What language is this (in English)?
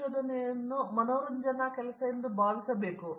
Kannada